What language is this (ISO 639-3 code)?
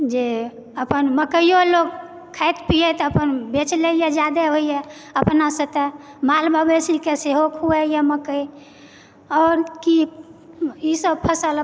mai